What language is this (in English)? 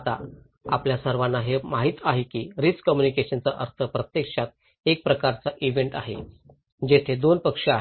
Marathi